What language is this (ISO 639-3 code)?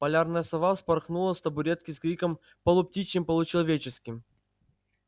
rus